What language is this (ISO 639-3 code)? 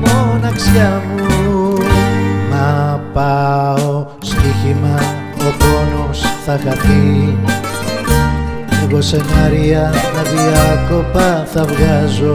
ell